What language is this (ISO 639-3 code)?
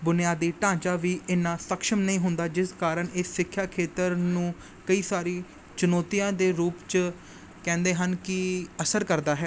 pan